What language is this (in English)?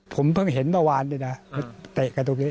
Thai